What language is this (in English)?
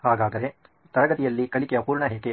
Kannada